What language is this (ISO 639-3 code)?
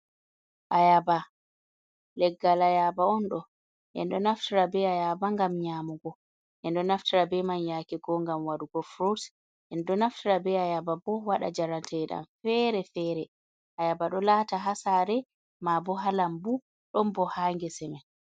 ful